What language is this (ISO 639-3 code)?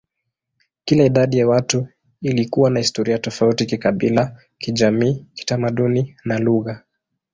swa